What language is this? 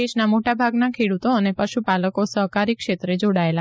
Gujarati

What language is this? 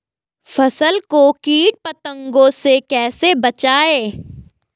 Hindi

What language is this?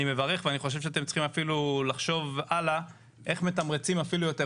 Hebrew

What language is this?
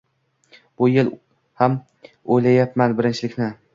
Uzbek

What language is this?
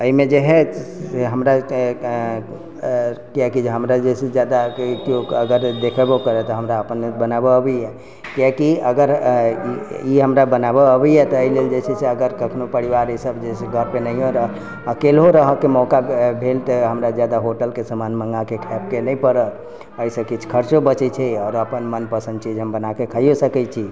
Maithili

